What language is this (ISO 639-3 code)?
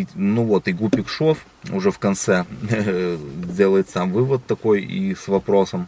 rus